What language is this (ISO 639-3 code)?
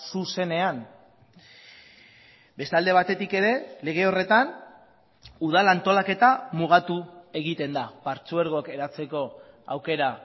eus